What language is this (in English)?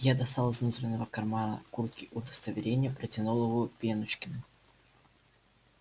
Russian